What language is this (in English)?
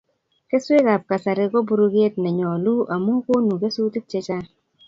Kalenjin